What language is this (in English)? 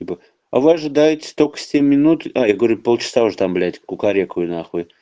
Russian